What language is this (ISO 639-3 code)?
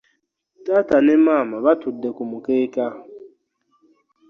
lug